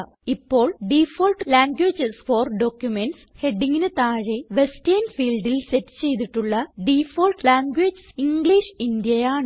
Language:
Malayalam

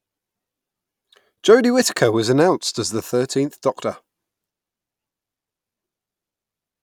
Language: English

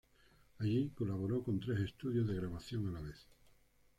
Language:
Spanish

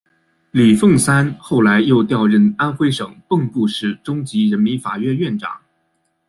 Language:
Chinese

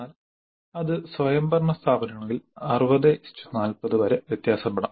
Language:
Malayalam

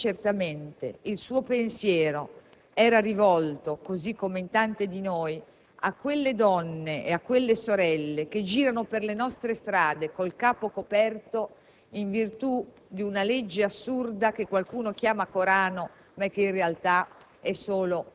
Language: Italian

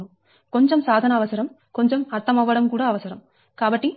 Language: Telugu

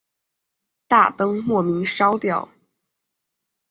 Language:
Chinese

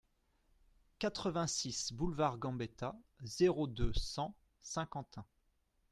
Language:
French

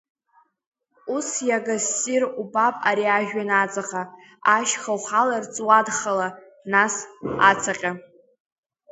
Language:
Abkhazian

